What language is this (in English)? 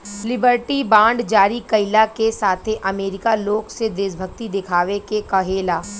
Bhojpuri